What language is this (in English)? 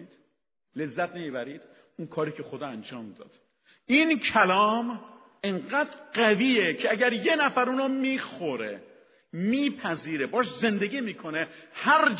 Persian